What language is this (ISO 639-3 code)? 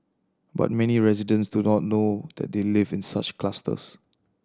eng